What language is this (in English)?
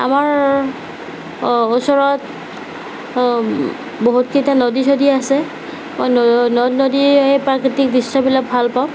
Assamese